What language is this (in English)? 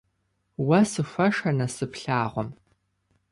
Kabardian